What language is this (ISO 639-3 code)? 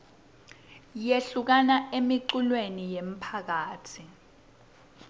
ssw